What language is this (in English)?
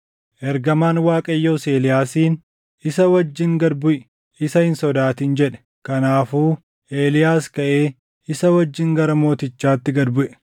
Oromo